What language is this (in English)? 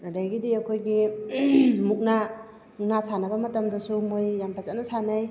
Manipuri